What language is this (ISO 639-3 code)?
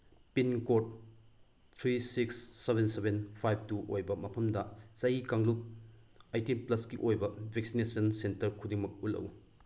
mni